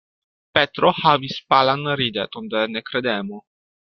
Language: Esperanto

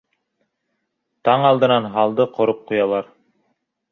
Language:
Bashkir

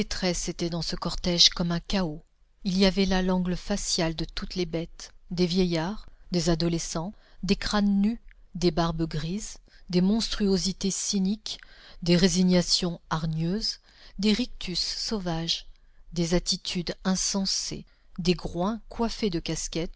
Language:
French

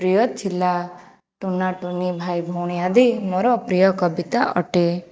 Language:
Odia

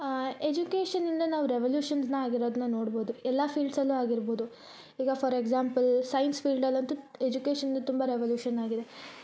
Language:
Kannada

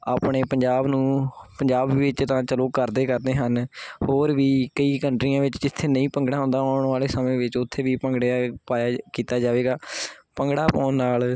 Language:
Punjabi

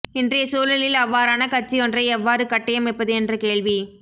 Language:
Tamil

